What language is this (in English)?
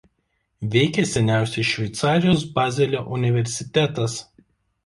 Lithuanian